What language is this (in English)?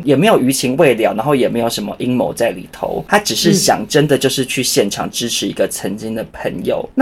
Chinese